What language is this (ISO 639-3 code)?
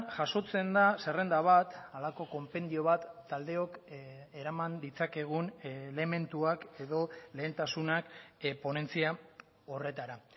eus